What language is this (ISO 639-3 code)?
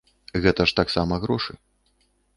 bel